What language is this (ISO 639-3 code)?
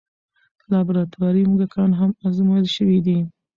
pus